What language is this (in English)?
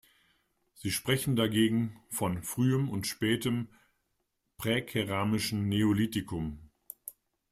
German